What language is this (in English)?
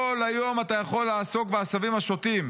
Hebrew